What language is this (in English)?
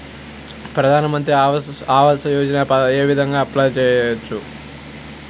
Telugu